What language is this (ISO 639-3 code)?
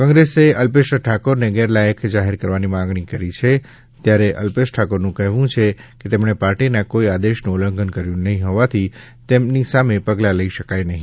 guj